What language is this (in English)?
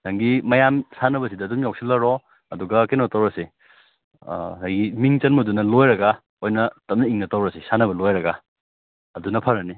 Manipuri